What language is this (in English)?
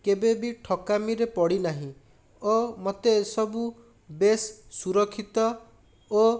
Odia